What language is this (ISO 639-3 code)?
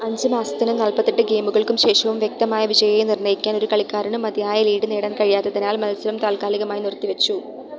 mal